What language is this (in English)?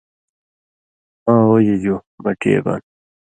Indus Kohistani